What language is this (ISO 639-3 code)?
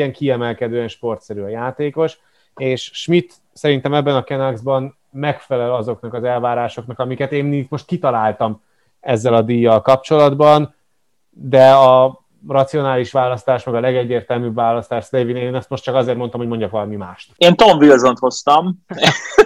hun